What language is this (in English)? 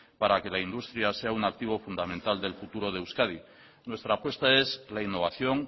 Spanish